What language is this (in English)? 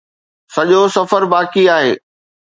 Sindhi